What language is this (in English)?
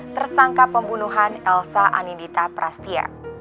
Indonesian